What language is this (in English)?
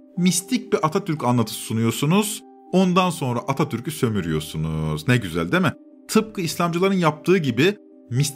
Turkish